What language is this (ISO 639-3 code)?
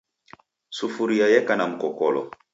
dav